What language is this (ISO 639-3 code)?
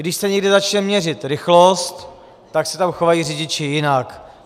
ces